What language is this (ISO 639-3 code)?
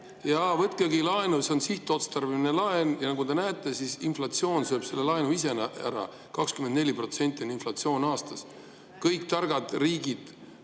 est